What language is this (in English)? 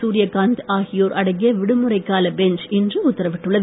Tamil